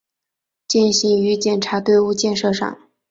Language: Chinese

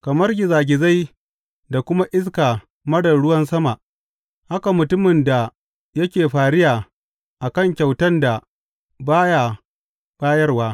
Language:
Hausa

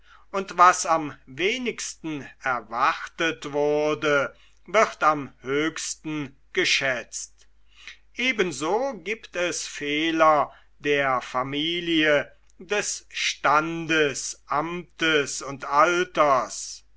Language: German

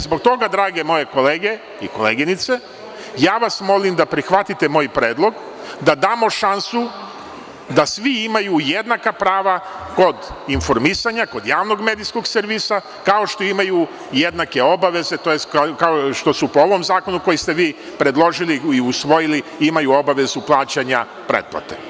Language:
Serbian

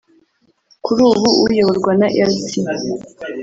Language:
Kinyarwanda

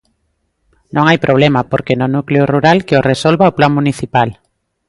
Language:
Galician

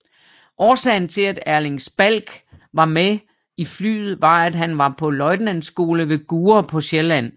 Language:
Danish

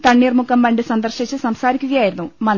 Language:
Malayalam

